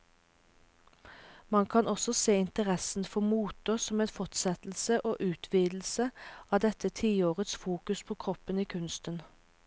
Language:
Norwegian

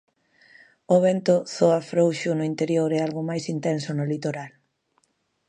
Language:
Galician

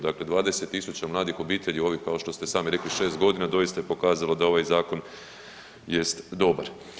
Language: Croatian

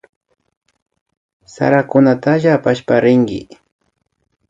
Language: Imbabura Highland Quichua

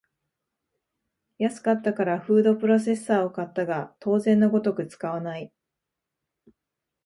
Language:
Japanese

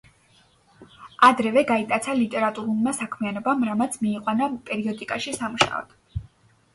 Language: Georgian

